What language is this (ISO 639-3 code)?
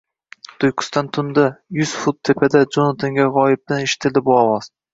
uzb